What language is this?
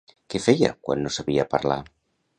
Catalan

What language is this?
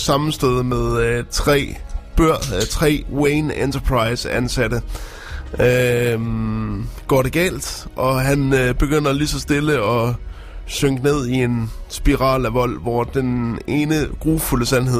Danish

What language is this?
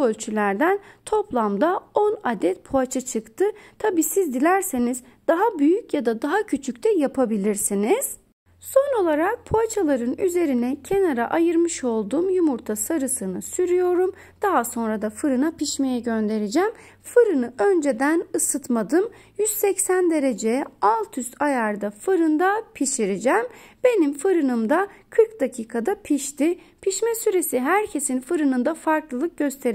Turkish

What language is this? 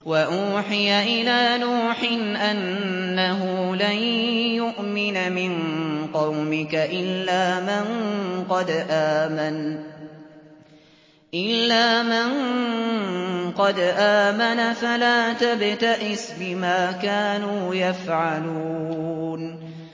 Arabic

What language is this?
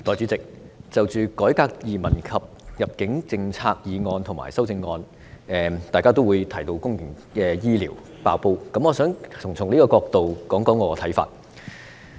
Cantonese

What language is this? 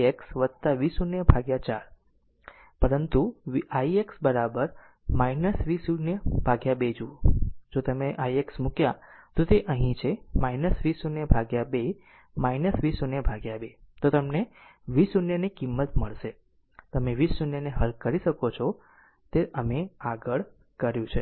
Gujarati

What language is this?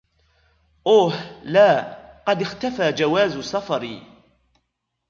Arabic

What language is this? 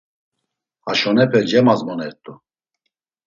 Laz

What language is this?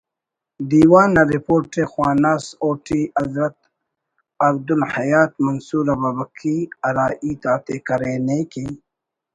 Brahui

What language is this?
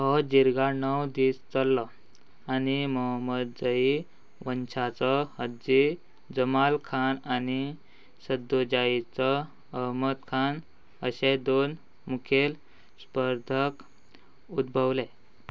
Konkani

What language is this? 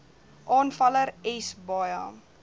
Afrikaans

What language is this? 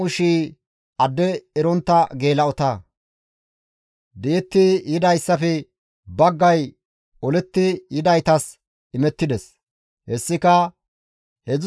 Gamo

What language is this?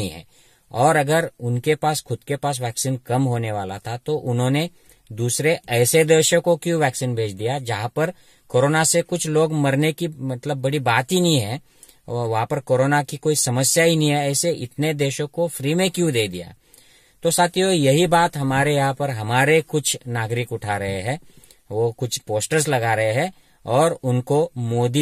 Hindi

